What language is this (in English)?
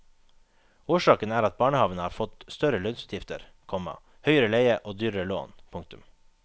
Norwegian